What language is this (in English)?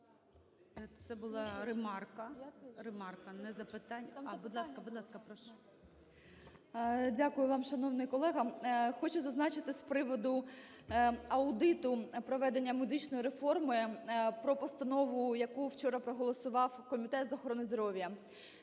Ukrainian